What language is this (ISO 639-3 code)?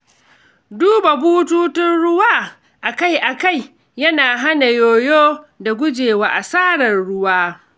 hau